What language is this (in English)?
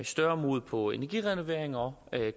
Danish